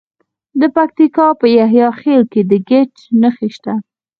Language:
Pashto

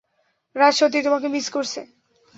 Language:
Bangla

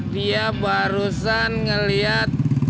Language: Indonesian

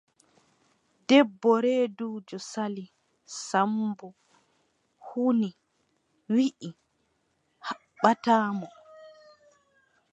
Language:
Adamawa Fulfulde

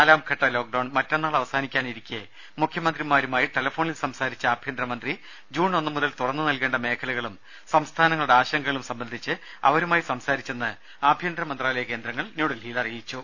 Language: Malayalam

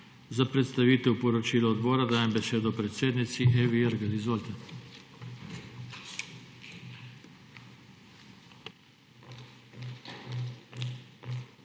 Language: Slovenian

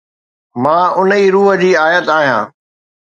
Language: Sindhi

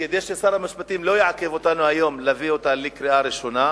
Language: Hebrew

